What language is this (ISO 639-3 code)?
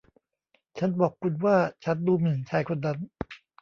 tha